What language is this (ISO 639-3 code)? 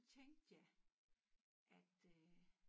dan